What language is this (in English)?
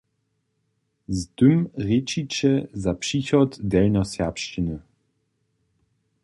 Upper Sorbian